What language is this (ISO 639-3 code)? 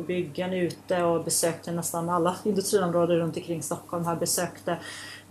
swe